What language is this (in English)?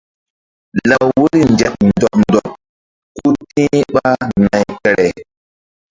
Mbum